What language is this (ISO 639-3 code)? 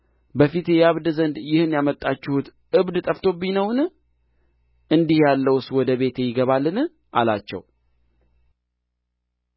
amh